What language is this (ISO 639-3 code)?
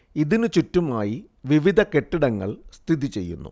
mal